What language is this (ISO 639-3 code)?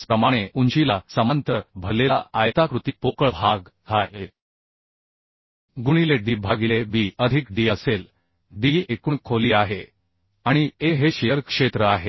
mar